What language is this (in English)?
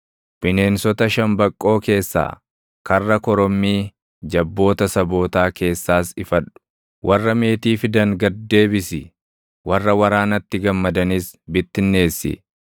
Oromo